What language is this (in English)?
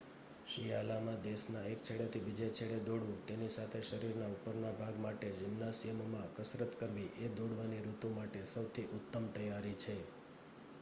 Gujarati